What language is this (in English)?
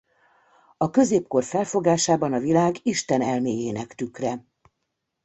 Hungarian